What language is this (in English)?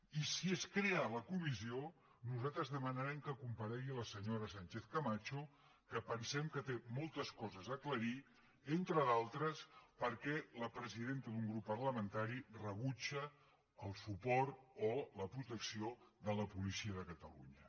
Catalan